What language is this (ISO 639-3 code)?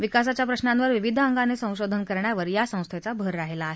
mar